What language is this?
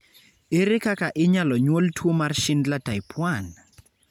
Luo (Kenya and Tanzania)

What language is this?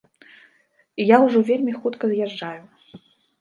Belarusian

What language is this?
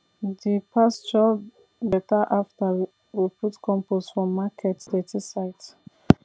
Nigerian Pidgin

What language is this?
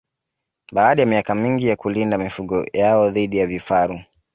Swahili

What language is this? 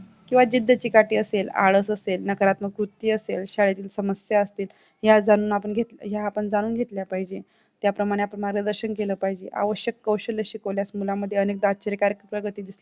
Marathi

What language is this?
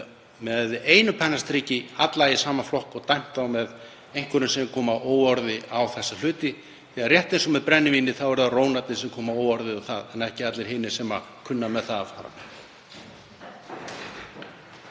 Icelandic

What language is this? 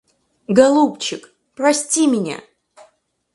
Russian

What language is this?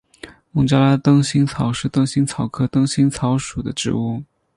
Chinese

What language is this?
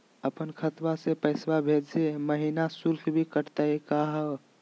Magahi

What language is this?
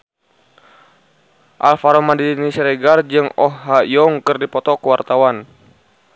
Sundanese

